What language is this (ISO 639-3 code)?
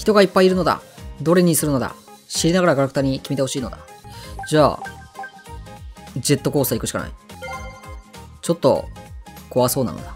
jpn